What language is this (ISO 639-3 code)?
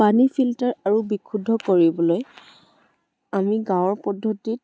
asm